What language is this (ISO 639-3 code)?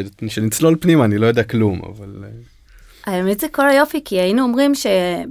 heb